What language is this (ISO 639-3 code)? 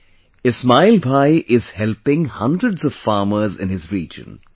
eng